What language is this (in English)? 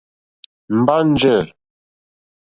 Mokpwe